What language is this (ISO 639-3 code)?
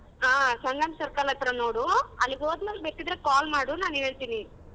kan